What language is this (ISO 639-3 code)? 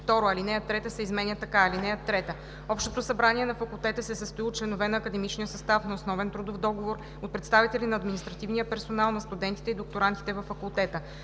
bul